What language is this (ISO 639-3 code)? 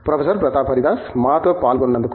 tel